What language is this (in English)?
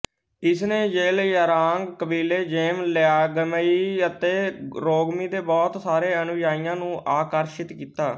Punjabi